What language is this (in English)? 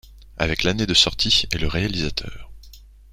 French